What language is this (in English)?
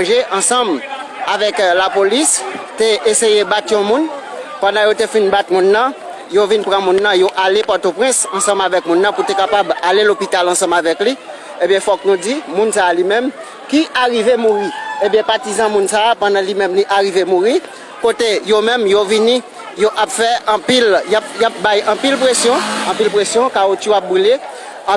French